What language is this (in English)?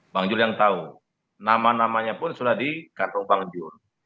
Indonesian